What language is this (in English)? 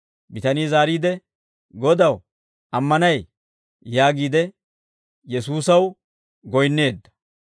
Dawro